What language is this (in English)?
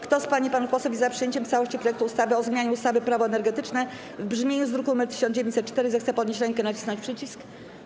Polish